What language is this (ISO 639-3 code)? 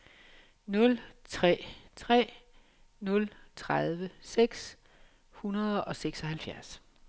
dan